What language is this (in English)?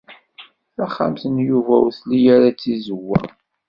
Kabyle